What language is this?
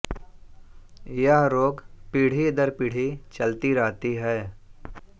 Hindi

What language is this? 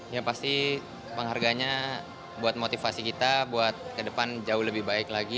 Indonesian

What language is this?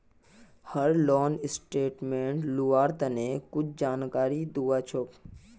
Magahi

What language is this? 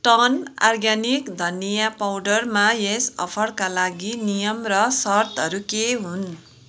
Nepali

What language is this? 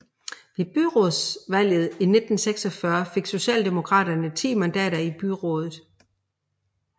Danish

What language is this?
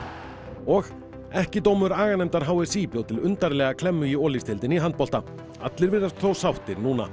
Icelandic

